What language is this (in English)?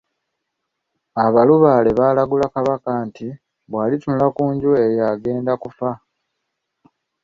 Ganda